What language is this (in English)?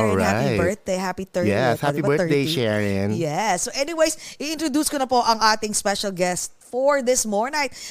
Filipino